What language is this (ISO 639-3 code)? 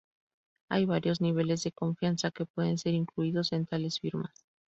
spa